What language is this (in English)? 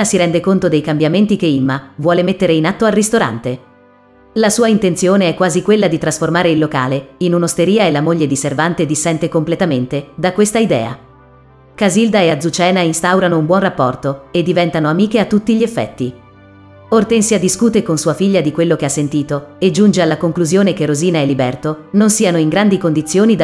Italian